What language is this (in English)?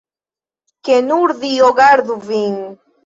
Esperanto